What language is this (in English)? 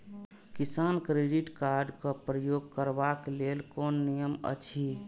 Maithili